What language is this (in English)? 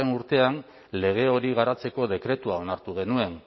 Basque